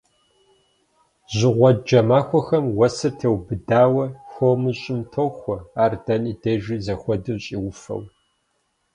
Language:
Kabardian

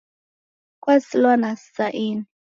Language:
Taita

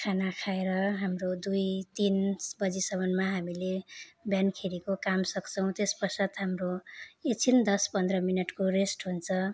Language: Nepali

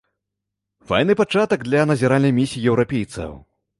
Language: Belarusian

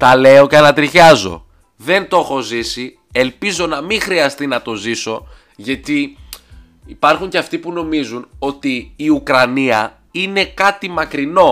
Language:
Greek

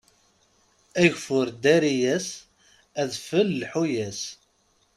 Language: Kabyle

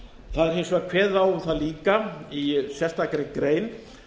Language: Icelandic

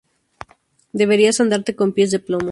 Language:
Spanish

